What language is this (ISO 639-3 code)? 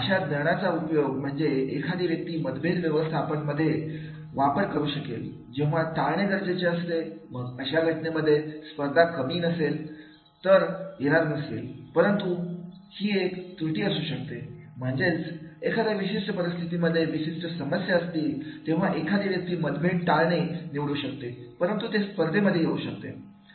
mar